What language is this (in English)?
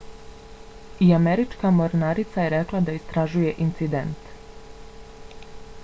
Bosnian